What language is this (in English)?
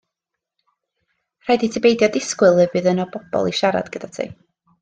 Welsh